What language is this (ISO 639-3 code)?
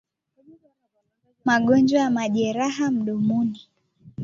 swa